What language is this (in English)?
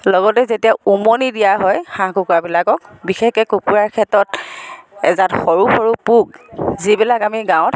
Assamese